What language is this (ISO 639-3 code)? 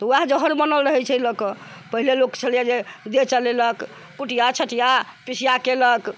mai